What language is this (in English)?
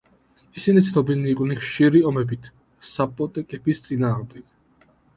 Georgian